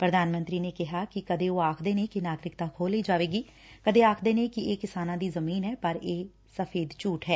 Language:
Punjabi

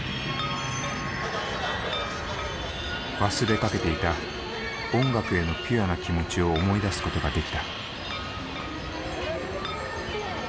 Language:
Japanese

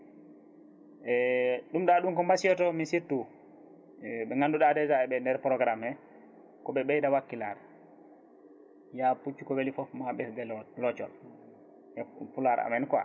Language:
Fula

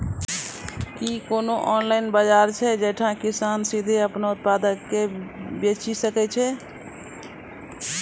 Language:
Maithili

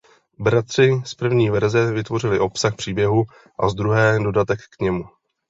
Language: Czech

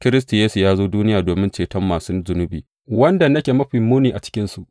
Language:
Hausa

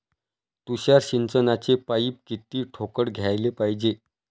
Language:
Marathi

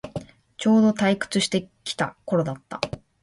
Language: Japanese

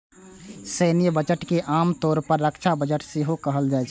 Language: Maithili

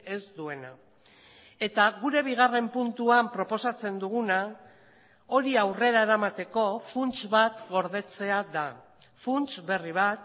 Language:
Basque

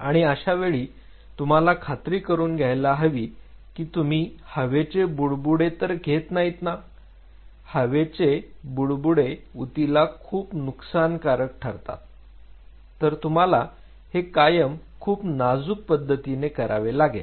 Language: Marathi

